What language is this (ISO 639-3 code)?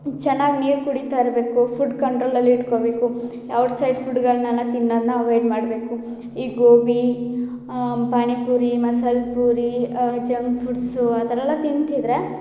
kan